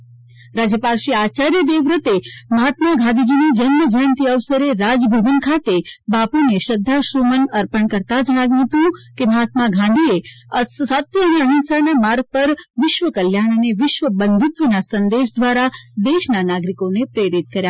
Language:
Gujarati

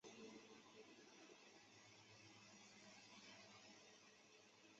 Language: Chinese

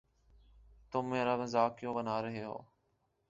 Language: Urdu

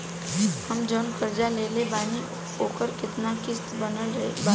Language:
Bhojpuri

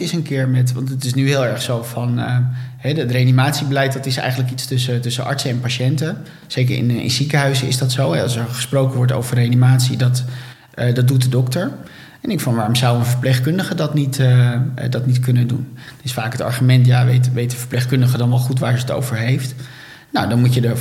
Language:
Dutch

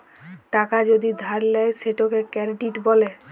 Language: Bangla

